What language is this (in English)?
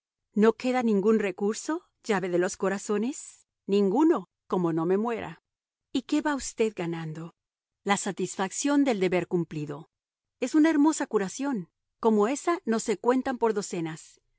Spanish